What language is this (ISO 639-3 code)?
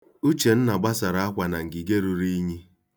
ibo